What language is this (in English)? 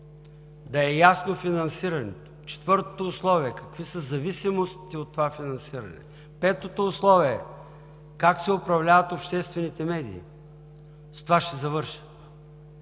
Bulgarian